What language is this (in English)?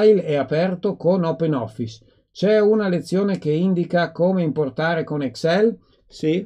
Italian